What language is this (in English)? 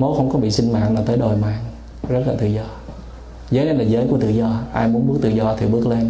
Vietnamese